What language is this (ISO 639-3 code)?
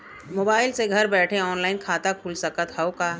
bho